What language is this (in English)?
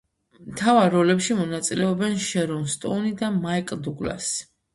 Georgian